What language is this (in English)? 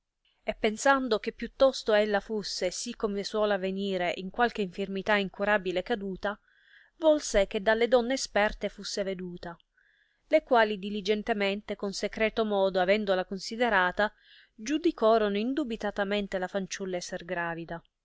Italian